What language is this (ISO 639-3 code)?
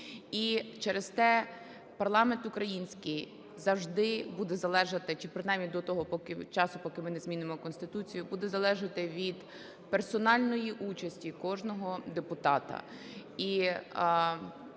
ukr